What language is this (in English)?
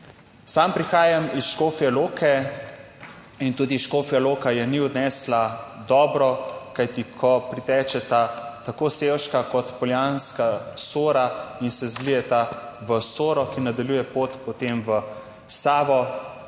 Slovenian